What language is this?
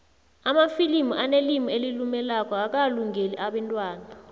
South Ndebele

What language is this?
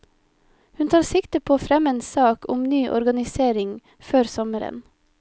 Norwegian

